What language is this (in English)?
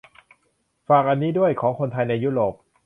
Thai